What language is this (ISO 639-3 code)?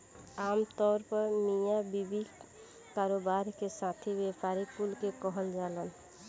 bho